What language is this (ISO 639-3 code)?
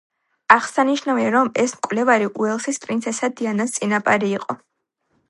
kat